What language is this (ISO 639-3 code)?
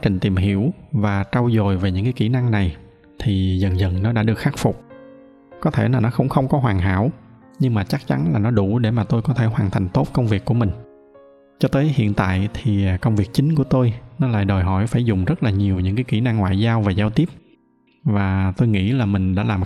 vie